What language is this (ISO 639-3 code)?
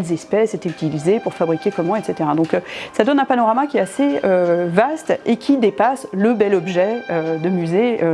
fra